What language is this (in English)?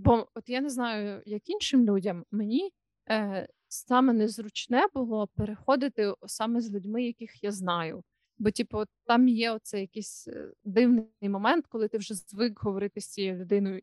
Ukrainian